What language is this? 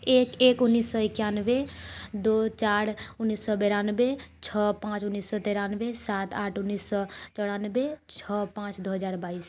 Maithili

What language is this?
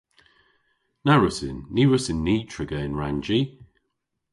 Cornish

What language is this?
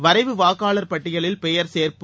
Tamil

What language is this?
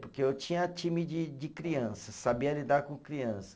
Portuguese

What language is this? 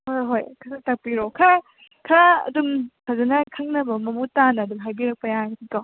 Manipuri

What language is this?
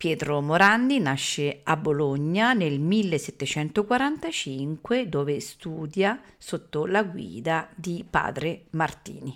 Italian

